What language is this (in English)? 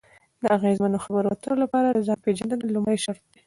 Pashto